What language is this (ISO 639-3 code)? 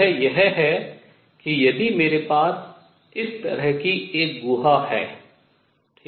hin